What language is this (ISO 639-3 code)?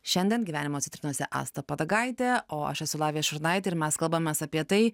lit